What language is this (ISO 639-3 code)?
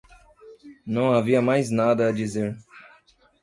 por